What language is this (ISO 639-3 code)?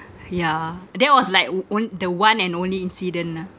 eng